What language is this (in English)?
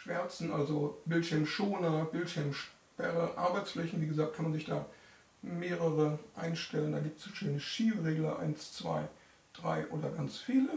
German